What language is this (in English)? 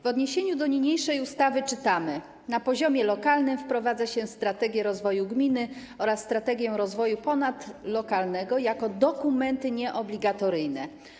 Polish